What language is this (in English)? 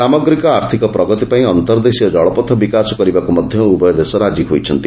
Odia